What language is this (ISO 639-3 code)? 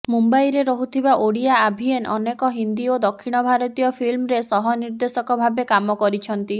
ori